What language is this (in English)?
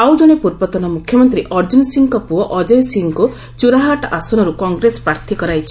Odia